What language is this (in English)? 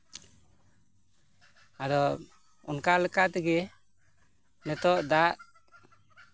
Santali